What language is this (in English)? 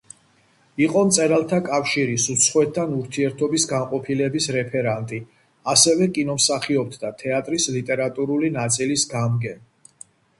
Georgian